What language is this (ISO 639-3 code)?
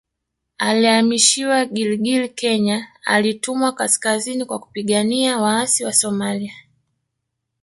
swa